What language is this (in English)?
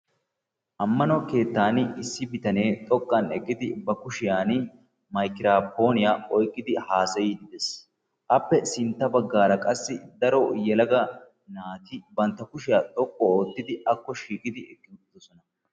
Wolaytta